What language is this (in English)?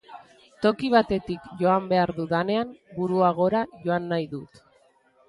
Basque